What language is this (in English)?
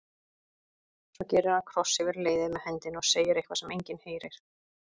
Icelandic